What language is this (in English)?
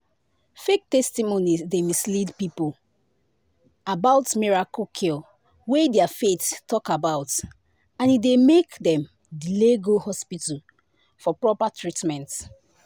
Nigerian Pidgin